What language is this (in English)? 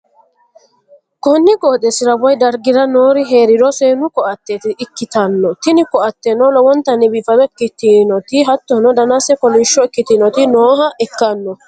Sidamo